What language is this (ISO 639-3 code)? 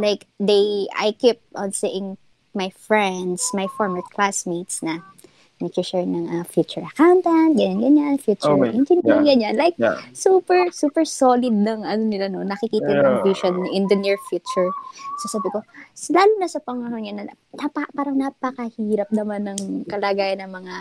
fil